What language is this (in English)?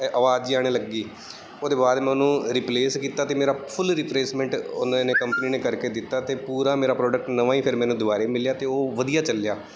Punjabi